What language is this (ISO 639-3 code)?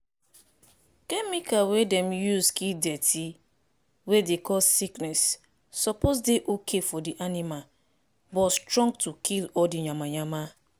pcm